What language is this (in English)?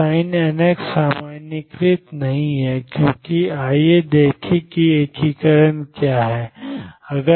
Hindi